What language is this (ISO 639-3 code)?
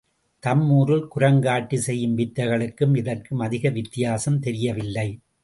tam